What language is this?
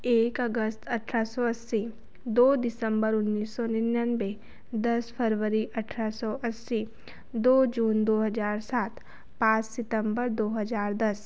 Hindi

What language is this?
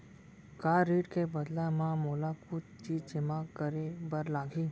Chhattisgarhi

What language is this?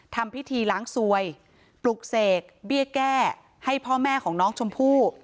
Thai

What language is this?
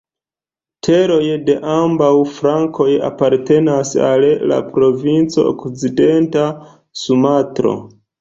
Esperanto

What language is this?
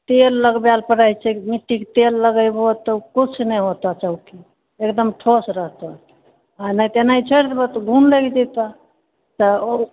Maithili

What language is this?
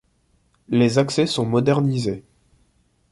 French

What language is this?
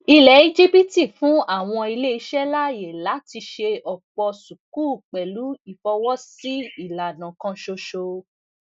Yoruba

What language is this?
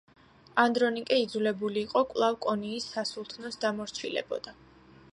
Georgian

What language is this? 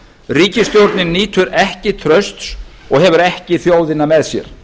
Icelandic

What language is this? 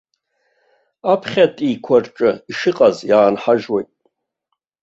Abkhazian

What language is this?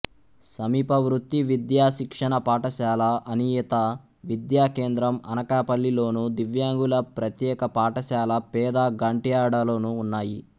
Telugu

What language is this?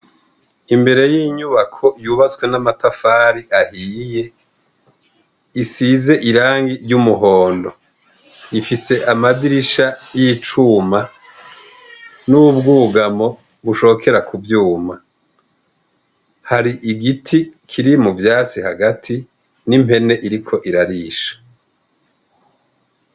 Rundi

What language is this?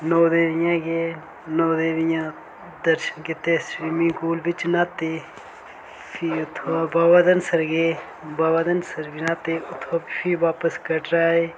Dogri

